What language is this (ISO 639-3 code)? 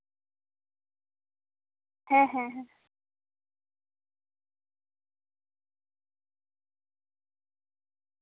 sat